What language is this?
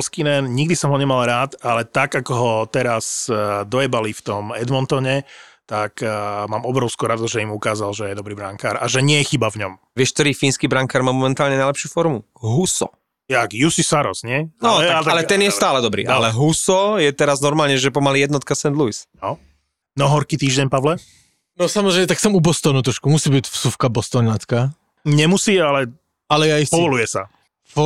Slovak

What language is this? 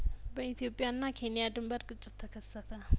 Amharic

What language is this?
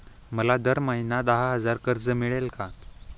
Marathi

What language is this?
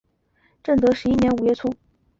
Chinese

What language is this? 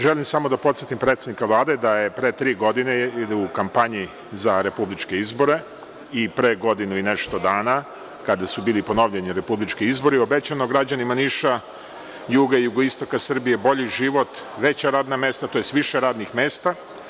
Serbian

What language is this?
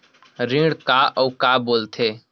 Chhattisgarhi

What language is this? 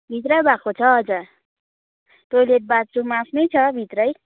Nepali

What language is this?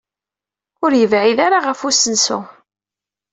Kabyle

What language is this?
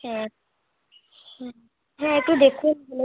Bangla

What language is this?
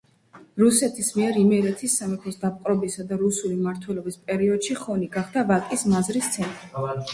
Georgian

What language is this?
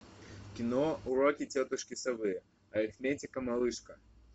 Russian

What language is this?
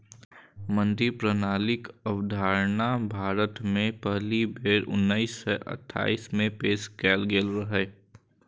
Maithili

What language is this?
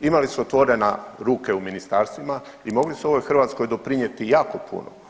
Croatian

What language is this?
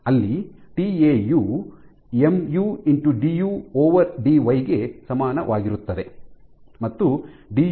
Kannada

